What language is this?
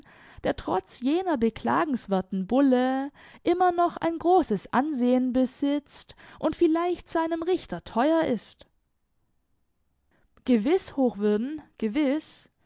German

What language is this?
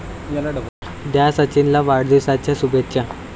Marathi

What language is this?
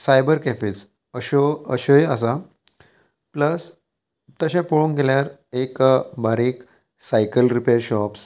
Konkani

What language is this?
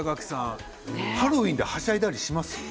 Japanese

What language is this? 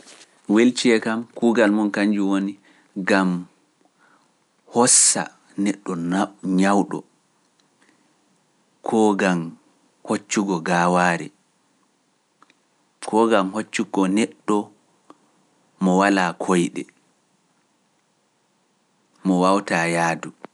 Pular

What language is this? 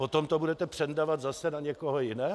Czech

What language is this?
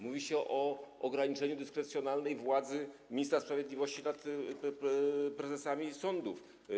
Polish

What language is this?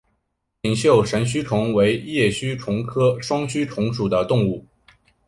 Chinese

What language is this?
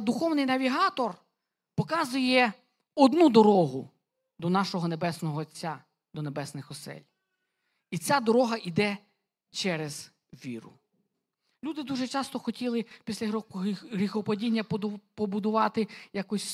Ukrainian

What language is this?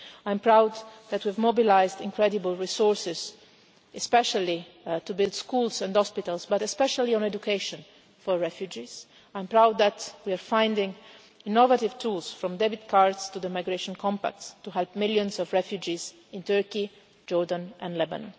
English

